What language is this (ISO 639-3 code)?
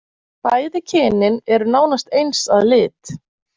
isl